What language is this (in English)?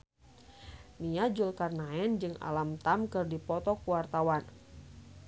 Sundanese